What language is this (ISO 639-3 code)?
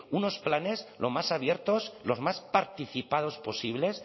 spa